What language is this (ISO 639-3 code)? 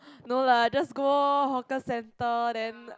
eng